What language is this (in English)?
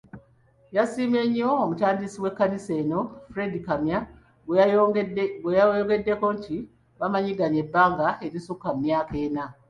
Ganda